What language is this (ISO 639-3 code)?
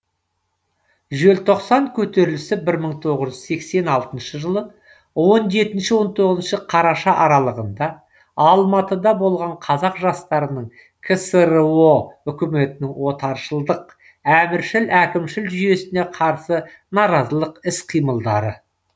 kaz